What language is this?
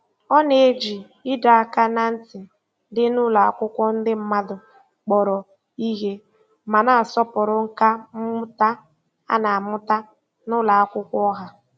Igbo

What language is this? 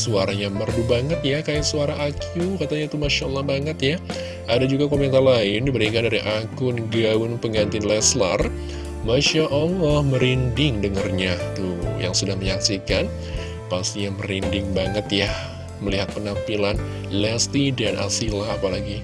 Indonesian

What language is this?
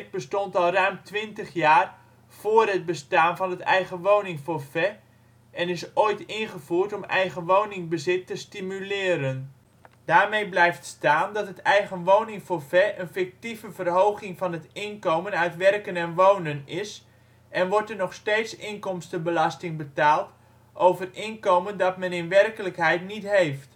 Dutch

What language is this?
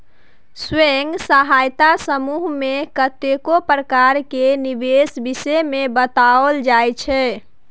Maithili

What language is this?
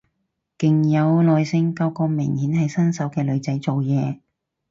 Cantonese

